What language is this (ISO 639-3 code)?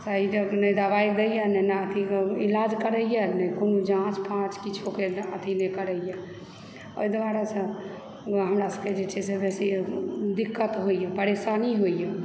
mai